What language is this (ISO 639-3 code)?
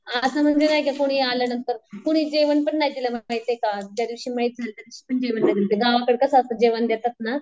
mar